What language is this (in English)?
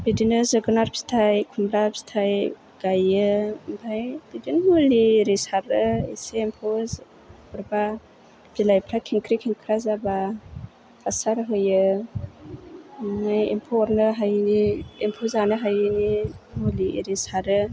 Bodo